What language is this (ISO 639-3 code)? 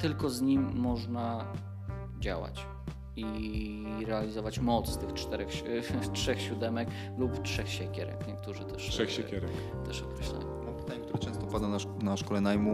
pol